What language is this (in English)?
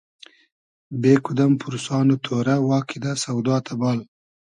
Hazaragi